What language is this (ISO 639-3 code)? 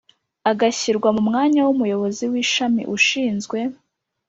kin